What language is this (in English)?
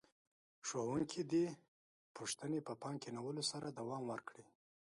Pashto